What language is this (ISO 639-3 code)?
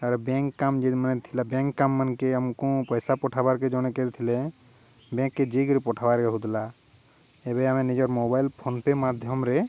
ori